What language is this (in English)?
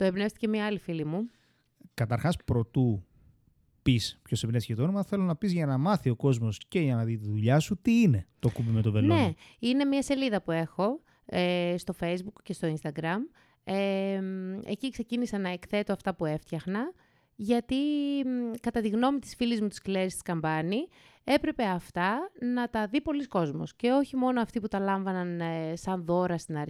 Greek